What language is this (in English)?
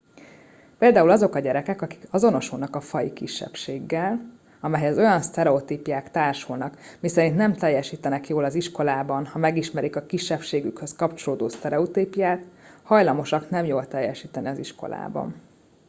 Hungarian